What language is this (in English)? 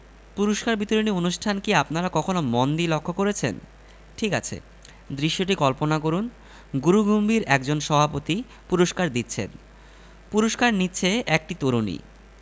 Bangla